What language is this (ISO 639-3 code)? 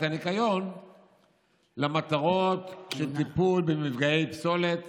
heb